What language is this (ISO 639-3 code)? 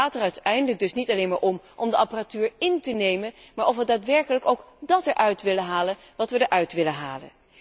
nld